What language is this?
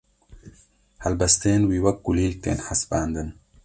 Kurdish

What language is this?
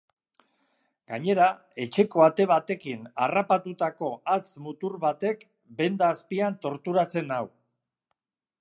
Basque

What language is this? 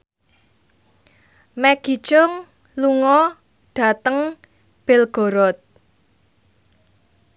Javanese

